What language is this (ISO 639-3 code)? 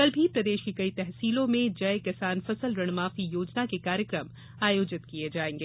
hin